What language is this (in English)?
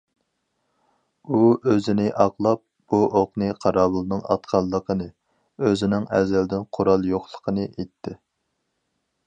Uyghur